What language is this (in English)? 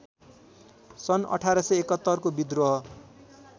Nepali